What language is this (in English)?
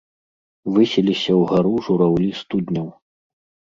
Belarusian